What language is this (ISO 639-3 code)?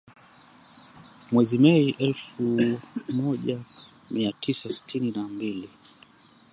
swa